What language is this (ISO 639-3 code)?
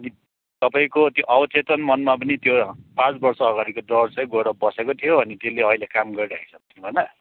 nep